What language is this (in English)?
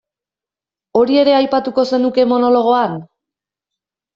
Basque